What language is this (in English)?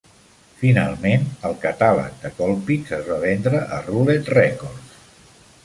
Catalan